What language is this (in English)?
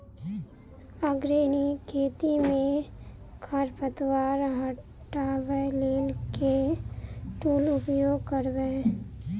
Maithili